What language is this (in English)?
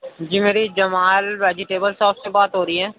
Urdu